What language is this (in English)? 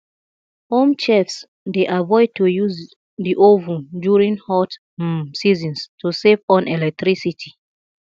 Nigerian Pidgin